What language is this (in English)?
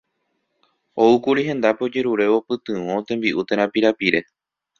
Guarani